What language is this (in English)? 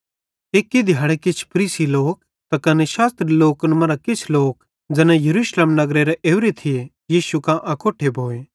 Bhadrawahi